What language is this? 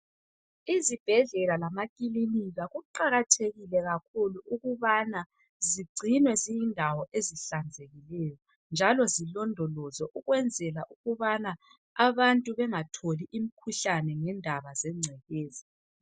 North Ndebele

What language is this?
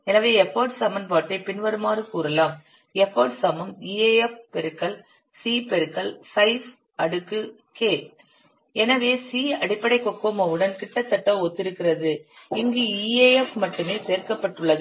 Tamil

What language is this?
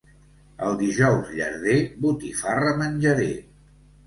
Catalan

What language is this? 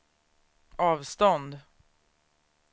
Swedish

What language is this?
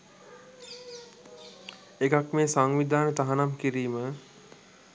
Sinhala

